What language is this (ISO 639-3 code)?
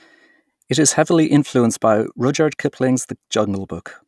eng